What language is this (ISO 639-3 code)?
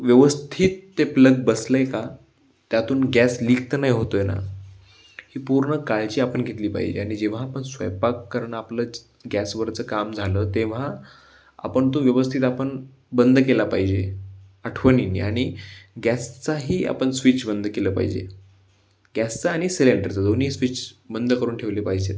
mar